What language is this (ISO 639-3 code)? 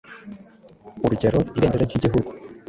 kin